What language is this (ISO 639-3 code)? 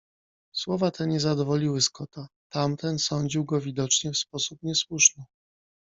pol